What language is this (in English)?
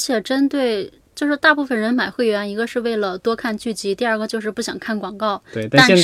Chinese